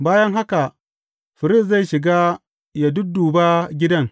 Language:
Hausa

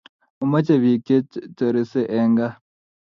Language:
Kalenjin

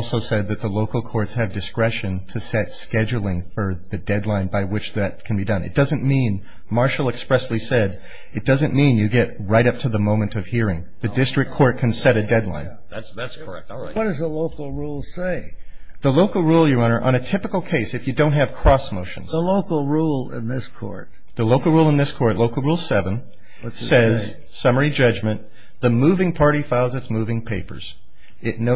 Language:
English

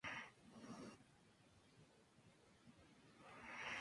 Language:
Spanish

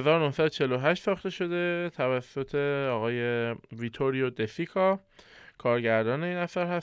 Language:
Persian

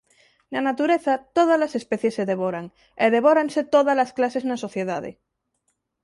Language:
Galician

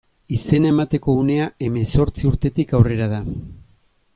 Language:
Basque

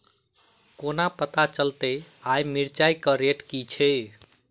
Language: Maithili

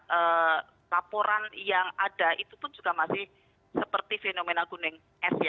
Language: Indonesian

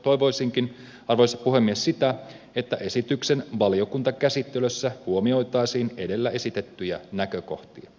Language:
Finnish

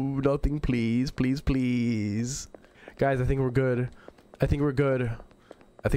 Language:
English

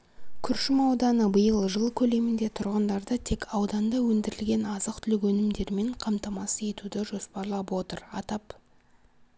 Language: Kazakh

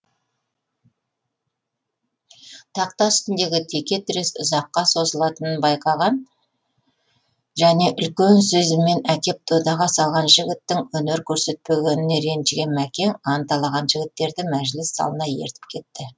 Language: Kazakh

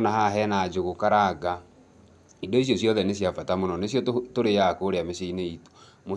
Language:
Kikuyu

